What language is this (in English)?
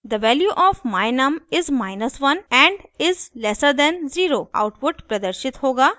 Hindi